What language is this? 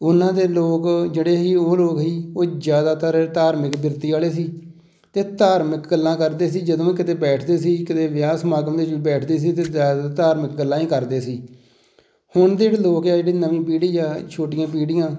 Punjabi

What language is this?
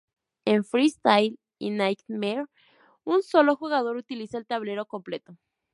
Spanish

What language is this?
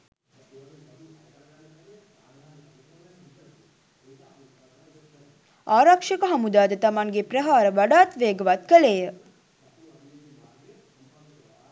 Sinhala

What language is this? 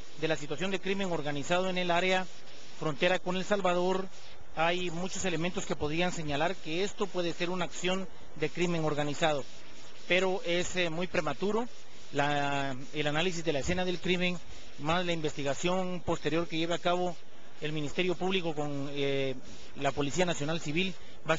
Spanish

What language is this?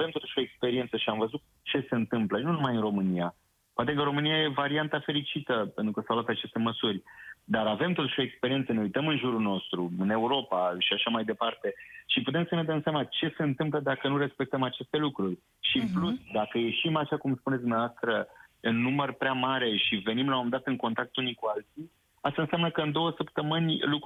Romanian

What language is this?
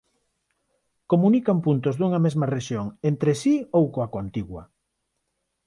Galician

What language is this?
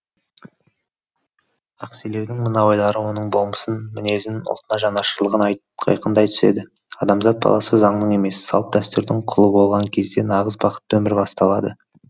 Kazakh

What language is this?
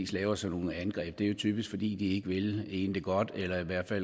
Danish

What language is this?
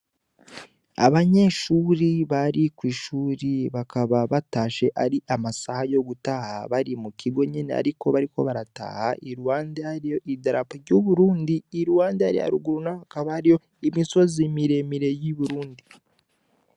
Rundi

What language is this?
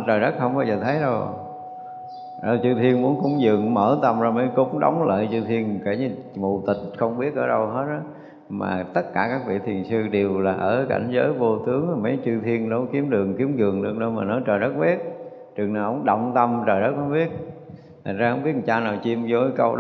Vietnamese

